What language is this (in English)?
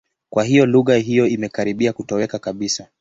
Swahili